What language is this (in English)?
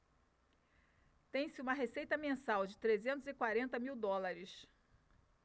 Portuguese